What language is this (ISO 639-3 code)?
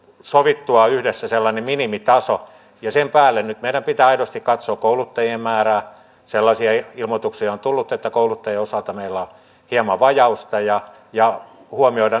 fin